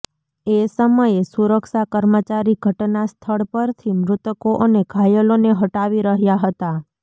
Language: Gujarati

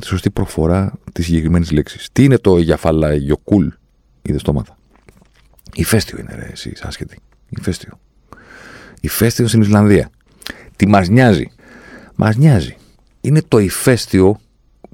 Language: Greek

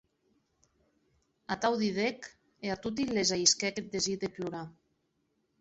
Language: Occitan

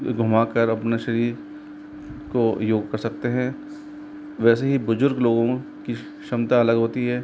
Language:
Hindi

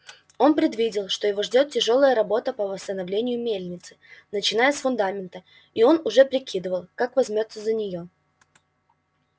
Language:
Russian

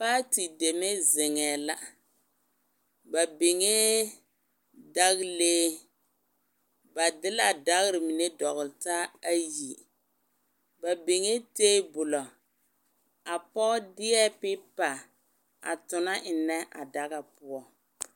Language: Southern Dagaare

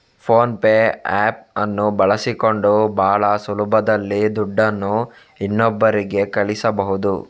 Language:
Kannada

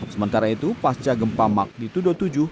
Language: Indonesian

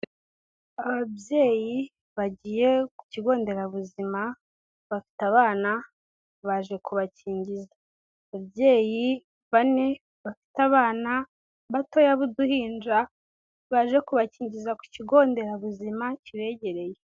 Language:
Kinyarwanda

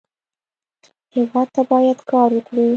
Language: Pashto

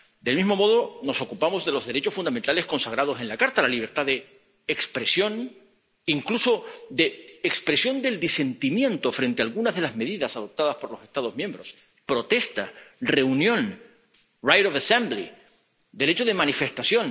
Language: Spanish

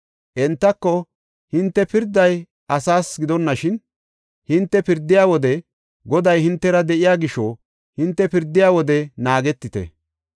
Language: Gofa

